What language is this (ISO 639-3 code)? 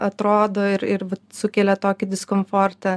lit